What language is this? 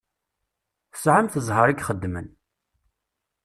Kabyle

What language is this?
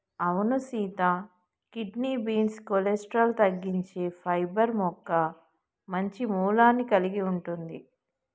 Telugu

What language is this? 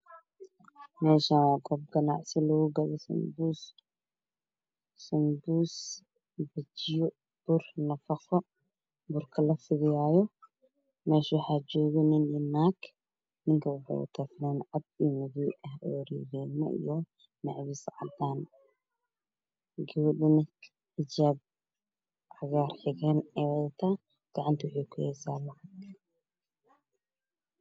Somali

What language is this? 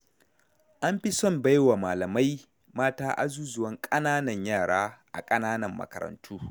Hausa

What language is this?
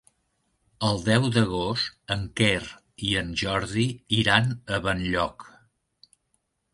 Catalan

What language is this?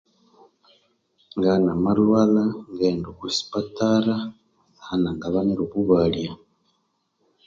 Konzo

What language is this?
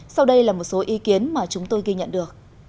Vietnamese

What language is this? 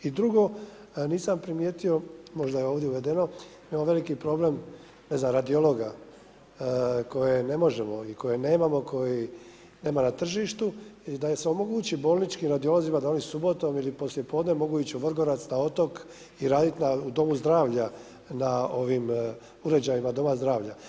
Croatian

